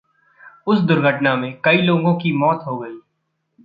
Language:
Hindi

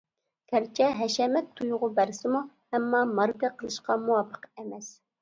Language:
Uyghur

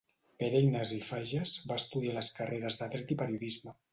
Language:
Catalan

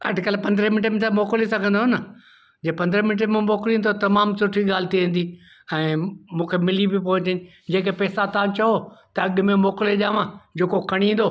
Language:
Sindhi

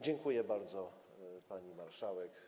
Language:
Polish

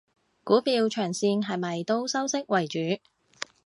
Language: Cantonese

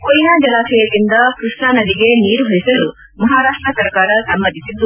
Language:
Kannada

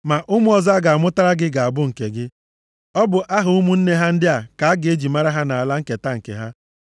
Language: Igbo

